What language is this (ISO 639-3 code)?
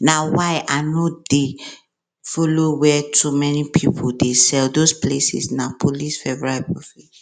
pcm